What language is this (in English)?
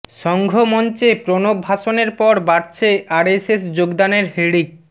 Bangla